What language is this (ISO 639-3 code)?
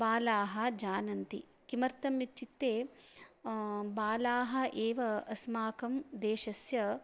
san